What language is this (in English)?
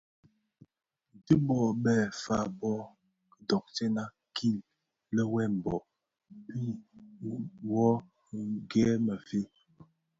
Bafia